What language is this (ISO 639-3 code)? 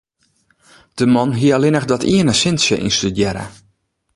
fry